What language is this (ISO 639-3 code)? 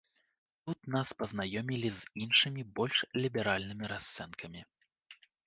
bel